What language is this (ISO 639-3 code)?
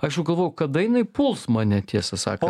lit